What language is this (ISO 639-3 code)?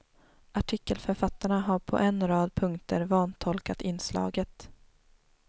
swe